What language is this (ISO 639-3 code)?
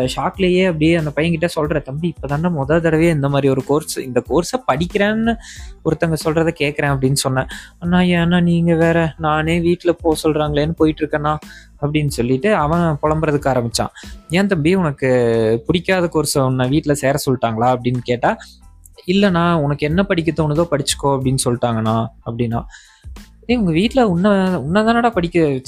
tam